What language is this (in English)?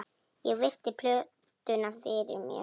Icelandic